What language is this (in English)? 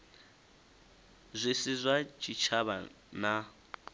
Venda